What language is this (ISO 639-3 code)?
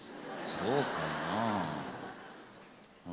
jpn